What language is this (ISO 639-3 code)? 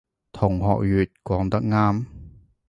yue